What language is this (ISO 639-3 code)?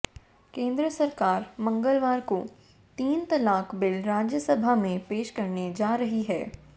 hin